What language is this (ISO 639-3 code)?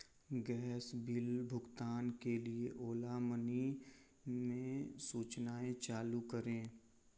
hin